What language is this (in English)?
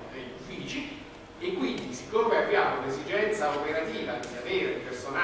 Italian